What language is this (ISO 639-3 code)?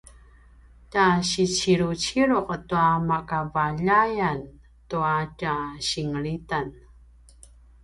pwn